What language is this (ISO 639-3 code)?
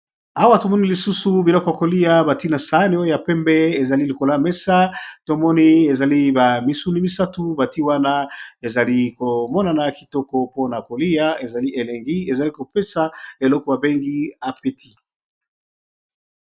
lin